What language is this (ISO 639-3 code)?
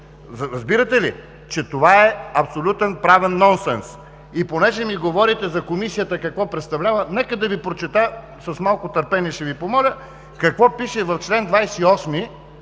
bul